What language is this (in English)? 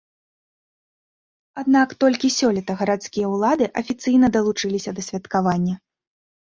Belarusian